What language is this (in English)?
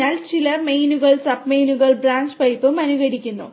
Malayalam